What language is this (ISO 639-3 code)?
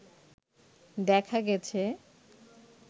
ben